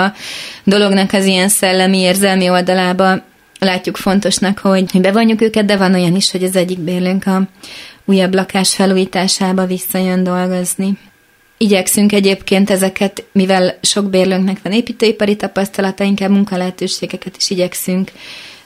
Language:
Hungarian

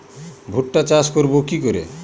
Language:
Bangla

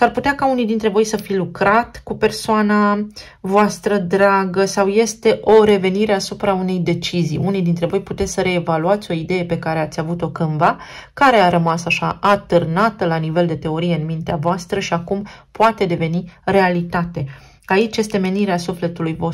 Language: Romanian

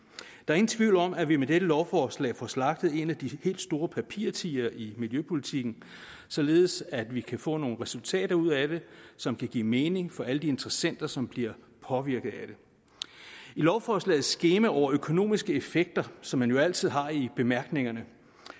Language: Danish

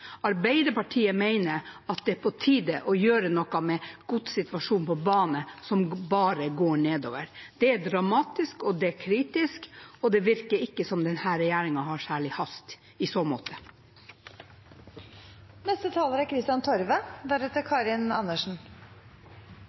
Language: Norwegian Bokmål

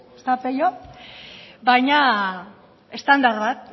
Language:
Basque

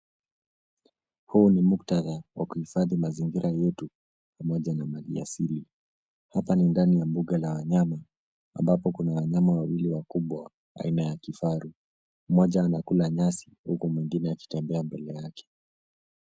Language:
Swahili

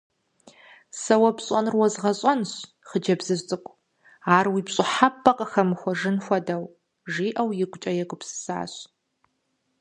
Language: Kabardian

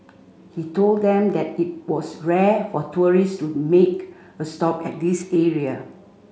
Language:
English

